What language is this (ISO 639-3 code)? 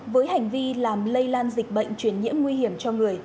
vie